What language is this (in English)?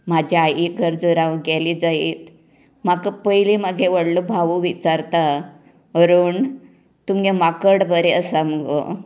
Konkani